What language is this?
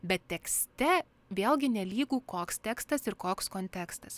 Lithuanian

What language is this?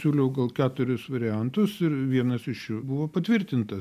Lithuanian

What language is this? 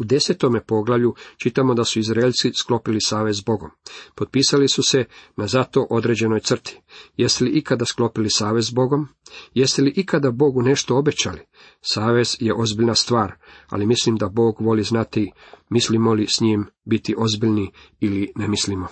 Croatian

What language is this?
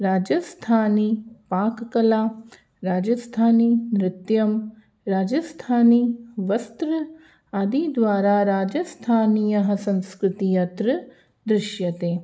Sanskrit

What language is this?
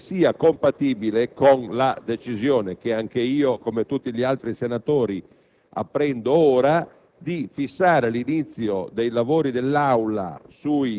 Italian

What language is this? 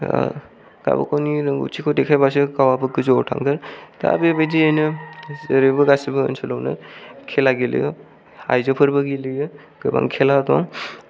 Bodo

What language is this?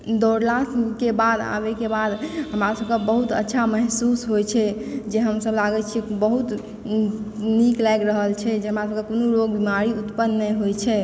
Maithili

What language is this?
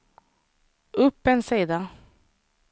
Swedish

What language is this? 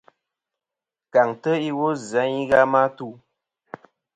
Kom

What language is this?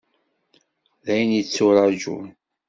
Kabyle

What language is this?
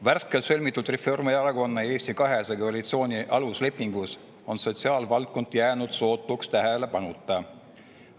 Estonian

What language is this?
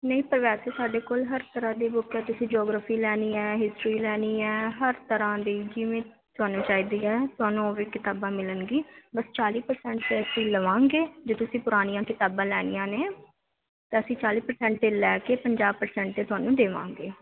Punjabi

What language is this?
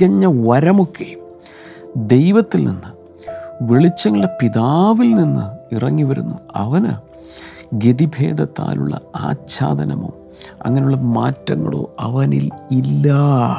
Malayalam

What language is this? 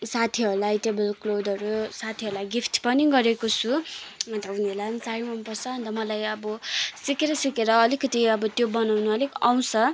Nepali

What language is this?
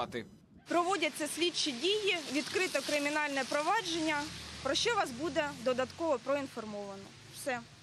Ukrainian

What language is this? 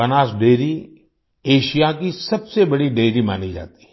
Hindi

